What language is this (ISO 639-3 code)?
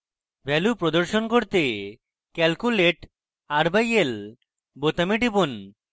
ben